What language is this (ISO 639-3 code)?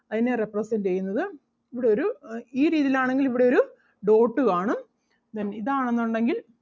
mal